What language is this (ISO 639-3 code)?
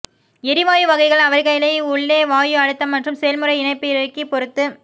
tam